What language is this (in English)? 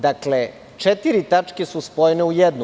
Serbian